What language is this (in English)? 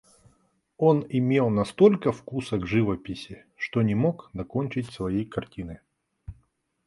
Russian